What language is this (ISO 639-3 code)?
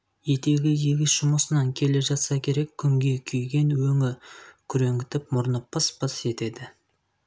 kaz